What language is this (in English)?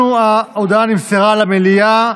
Hebrew